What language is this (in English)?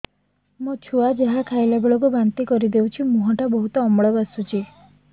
Odia